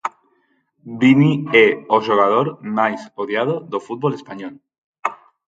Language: Galician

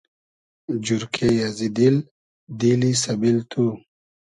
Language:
Hazaragi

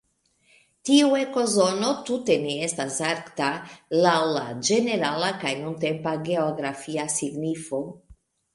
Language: Esperanto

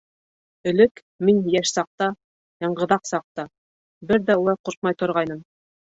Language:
Bashkir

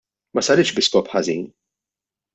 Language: Maltese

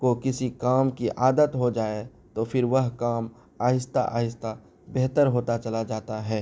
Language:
Urdu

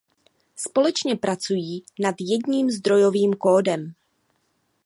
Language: Czech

